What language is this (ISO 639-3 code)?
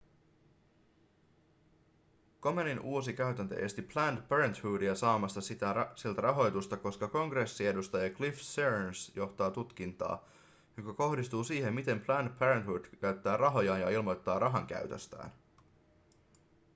fin